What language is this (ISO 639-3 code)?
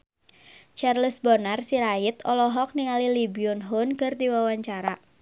sun